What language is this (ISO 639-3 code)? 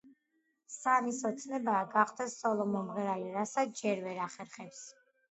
kat